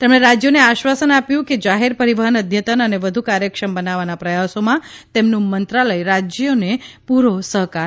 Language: Gujarati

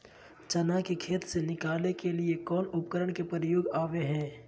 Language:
Magahi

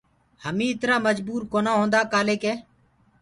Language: Gurgula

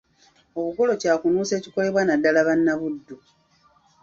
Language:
Ganda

